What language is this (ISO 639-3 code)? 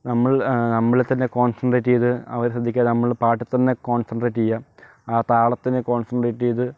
mal